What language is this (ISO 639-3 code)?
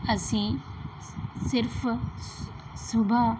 pan